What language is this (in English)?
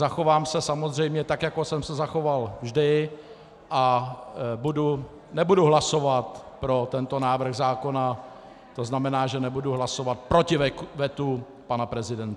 Czech